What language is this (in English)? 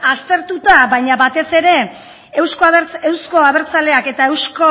Basque